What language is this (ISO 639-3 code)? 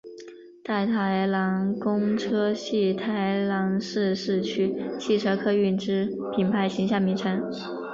zho